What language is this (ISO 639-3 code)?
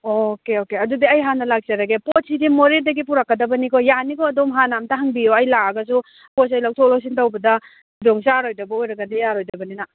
mni